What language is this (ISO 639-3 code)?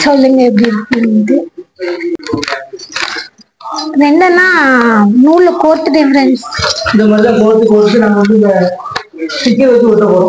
tam